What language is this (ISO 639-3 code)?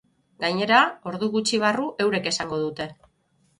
eus